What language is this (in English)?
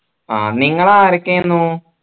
Malayalam